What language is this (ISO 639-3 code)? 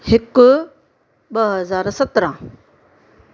snd